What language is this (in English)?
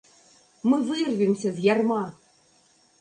Belarusian